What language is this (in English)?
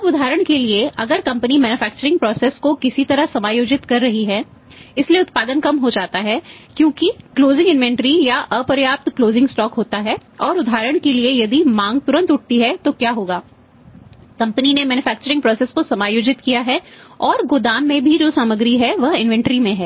Hindi